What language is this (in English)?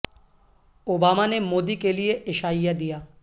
Urdu